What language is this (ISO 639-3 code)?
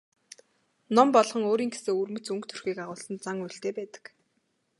mon